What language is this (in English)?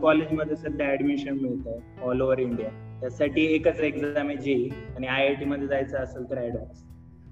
Marathi